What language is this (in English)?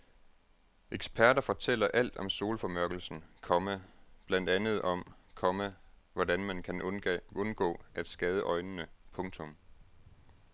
Danish